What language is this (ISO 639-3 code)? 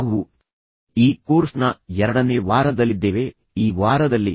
kan